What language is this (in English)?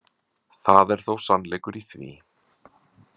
Icelandic